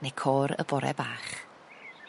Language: Welsh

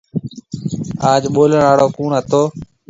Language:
Marwari (Pakistan)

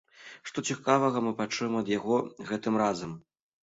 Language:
Belarusian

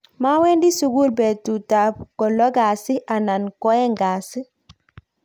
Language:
Kalenjin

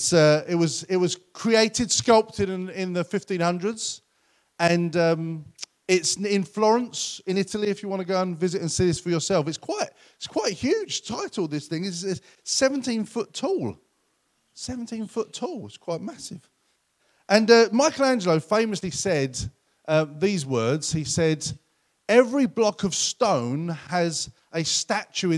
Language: English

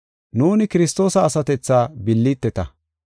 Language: Gofa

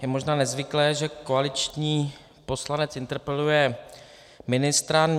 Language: Czech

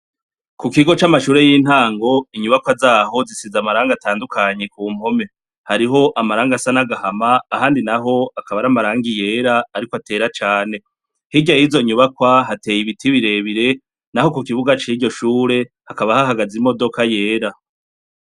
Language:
Rundi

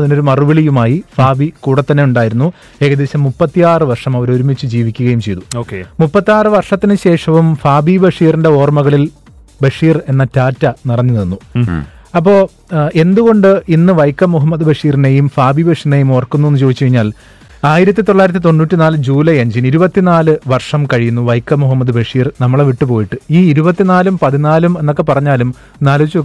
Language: Malayalam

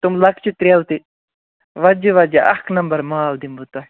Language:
Kashmiri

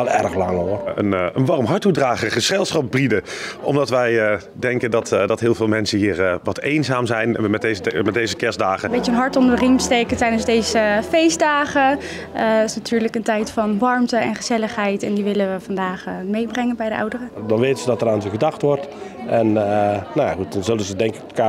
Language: Dutch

